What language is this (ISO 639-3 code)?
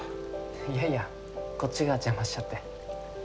jpn